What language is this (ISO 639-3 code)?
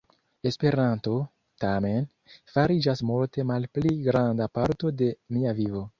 epo